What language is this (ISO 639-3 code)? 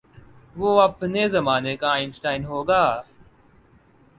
urd